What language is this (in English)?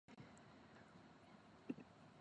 Cantonese